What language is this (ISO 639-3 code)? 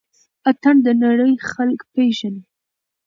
pus